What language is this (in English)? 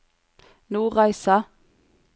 Norwegian